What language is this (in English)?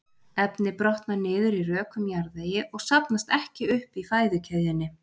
Icelandic